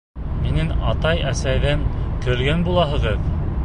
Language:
Bashkir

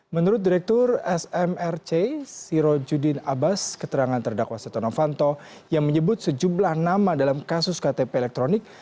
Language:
Indonesian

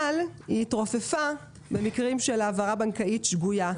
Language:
Hebrew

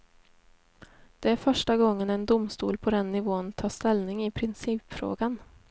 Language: Swedish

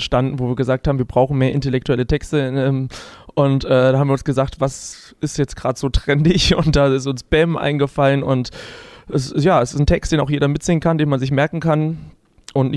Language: German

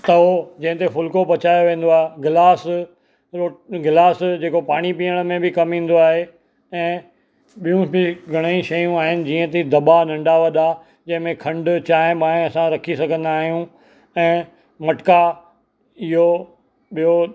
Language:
Sindhi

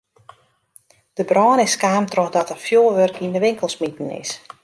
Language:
Western Frisian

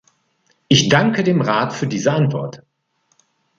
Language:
German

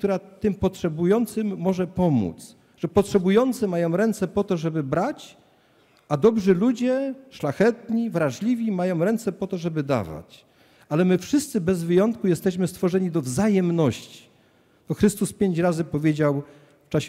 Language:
Polish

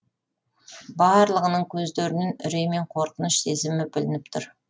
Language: Kazakh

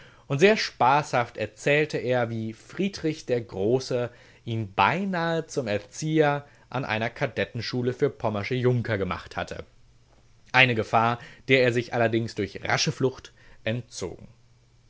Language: German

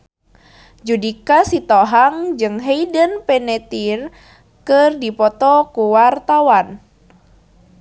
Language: Sundanese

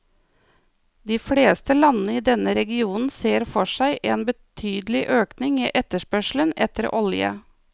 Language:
Norwegian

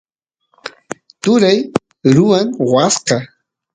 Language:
Santiago del Estero Quichua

